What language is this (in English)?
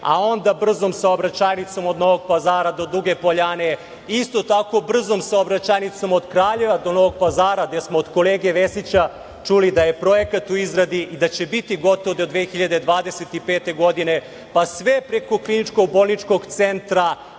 Serbian